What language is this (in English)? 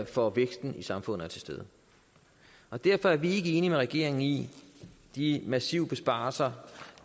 Danish